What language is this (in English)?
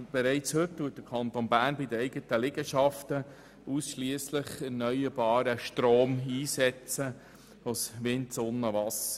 Swiss German